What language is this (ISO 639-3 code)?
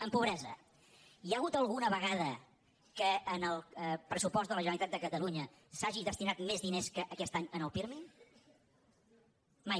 cat